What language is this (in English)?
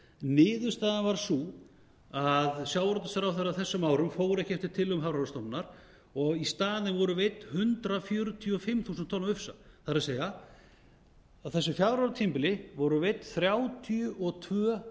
Icelandic